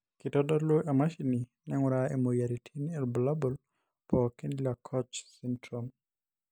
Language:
Masai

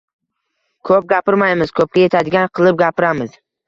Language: Uzbek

